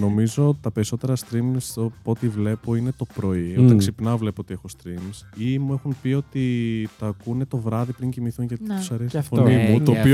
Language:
Greek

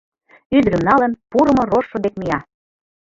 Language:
Mari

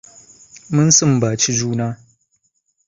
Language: Hausa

